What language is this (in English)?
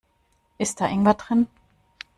German